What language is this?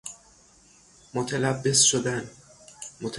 Persian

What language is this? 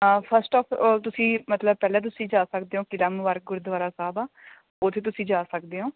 Punjabi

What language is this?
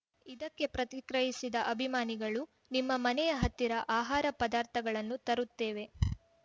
Kannada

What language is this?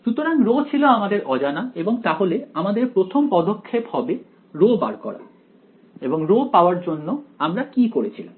Bangla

